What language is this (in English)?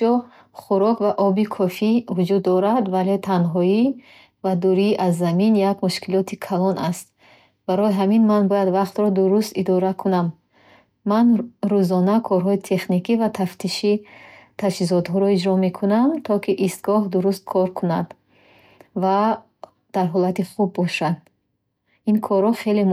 Bukharic